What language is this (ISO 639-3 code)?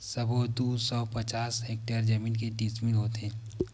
hne